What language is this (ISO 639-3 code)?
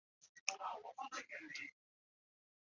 zho